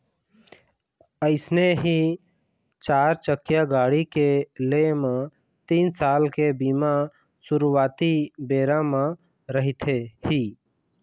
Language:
Chhattisgarhi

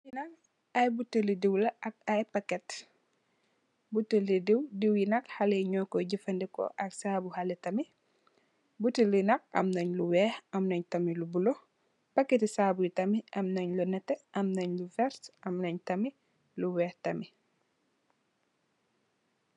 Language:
Wolof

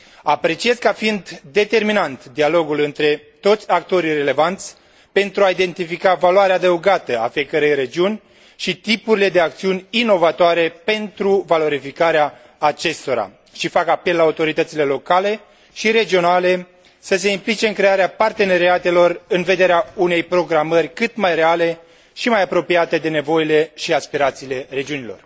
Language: Romanian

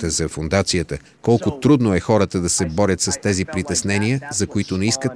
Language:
Bulgarian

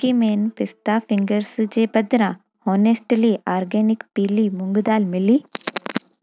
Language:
Sindhi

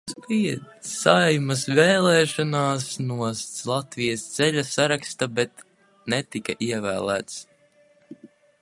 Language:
Latvian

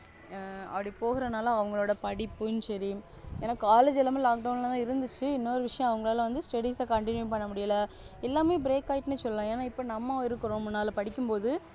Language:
Tamil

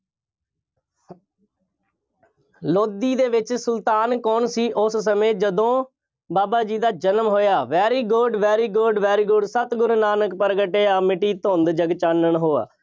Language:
Punjabi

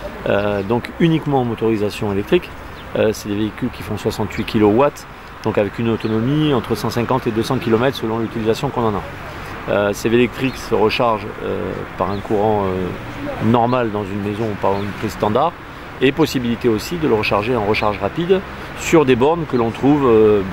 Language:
French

